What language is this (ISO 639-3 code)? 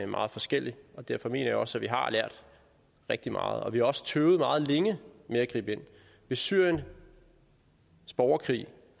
dan